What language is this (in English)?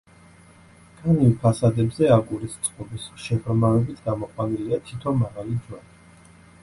Georgian